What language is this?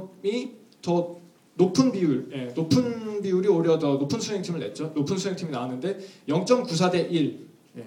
Korean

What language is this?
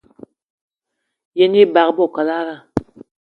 Eton (Cameroon)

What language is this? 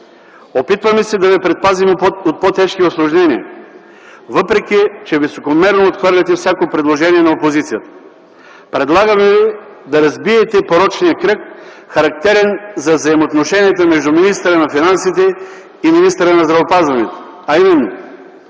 Bulgarian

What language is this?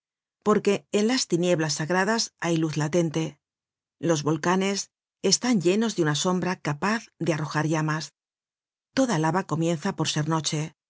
Spanish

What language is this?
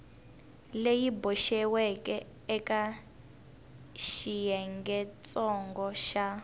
Tsonga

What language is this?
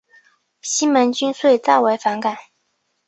Chinese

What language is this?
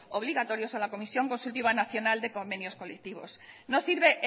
Spanish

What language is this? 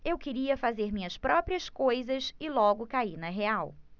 Portuguese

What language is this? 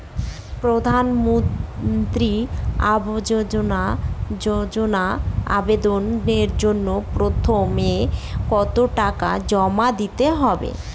Bangla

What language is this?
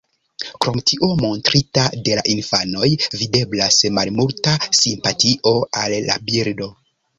Esperanto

